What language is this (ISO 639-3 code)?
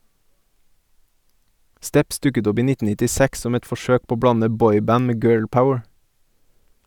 nor